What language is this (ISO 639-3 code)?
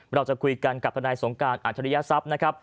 tha